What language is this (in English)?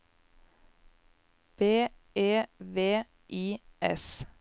Norwegian